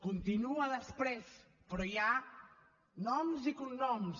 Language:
Catalan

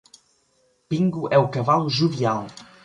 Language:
Portuguese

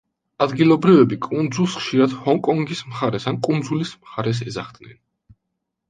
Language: Georgian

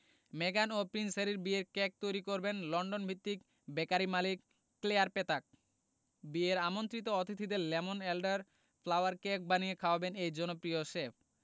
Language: Bangla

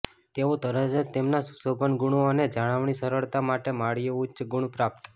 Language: Gujarati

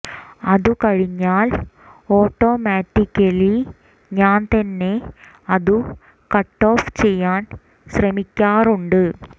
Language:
Malayalam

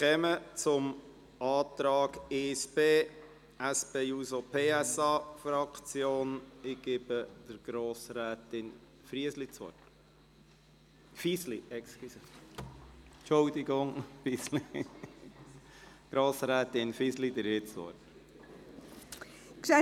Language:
Swiss German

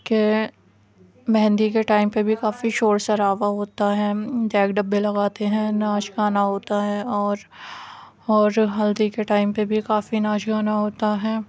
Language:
Urdu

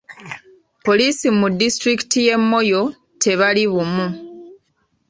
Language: Ganda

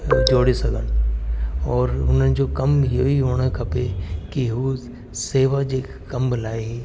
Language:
Sindhi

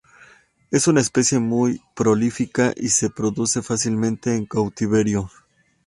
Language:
Spanish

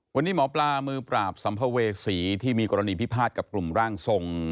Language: Thai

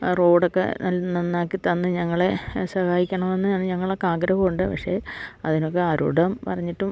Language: Malayalam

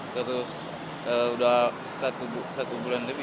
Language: Indonesian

